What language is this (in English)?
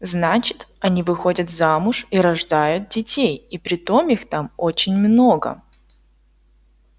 Russian